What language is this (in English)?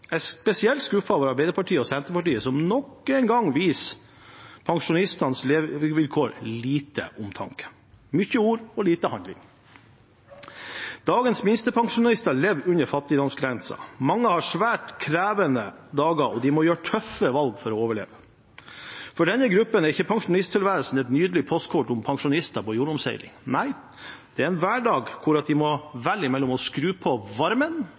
Norwegian Bokmål